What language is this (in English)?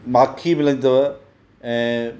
Sindhi